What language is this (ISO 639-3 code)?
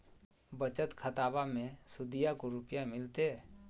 mag